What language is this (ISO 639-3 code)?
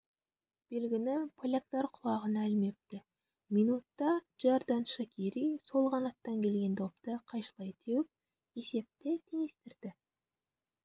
kaz